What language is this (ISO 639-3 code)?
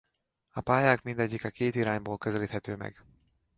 hun